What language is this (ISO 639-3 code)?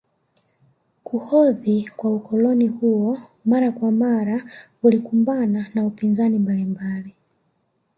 swa